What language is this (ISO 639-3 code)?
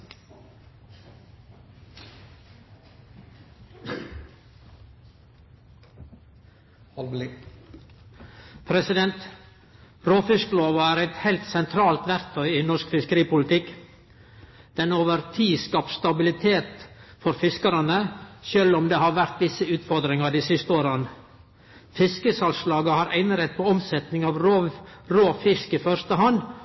nor